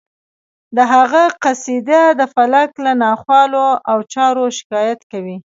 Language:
Pashto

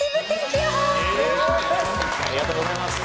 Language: Japanese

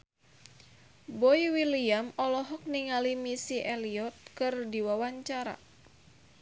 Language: Sundanese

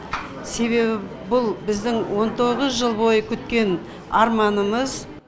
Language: Kazakh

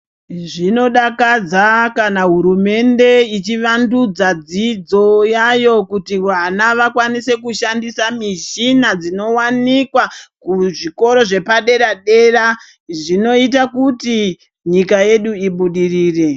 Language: Ndau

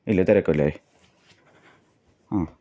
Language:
Malayalam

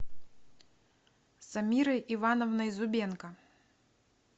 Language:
Russian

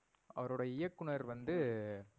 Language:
Tamil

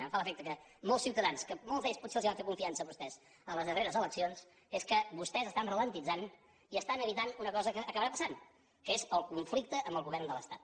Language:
Catalan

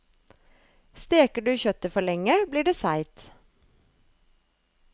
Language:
Norwegian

